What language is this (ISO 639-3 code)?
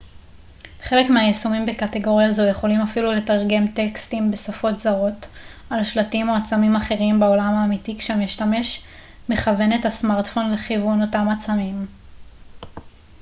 heb